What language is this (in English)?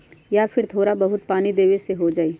Magahi